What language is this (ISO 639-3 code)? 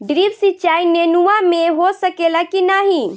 bho